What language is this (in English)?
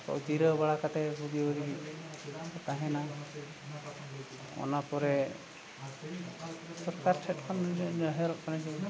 Santali